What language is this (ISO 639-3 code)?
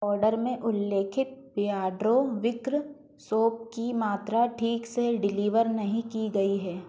hin